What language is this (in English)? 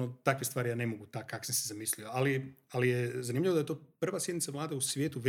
Croatian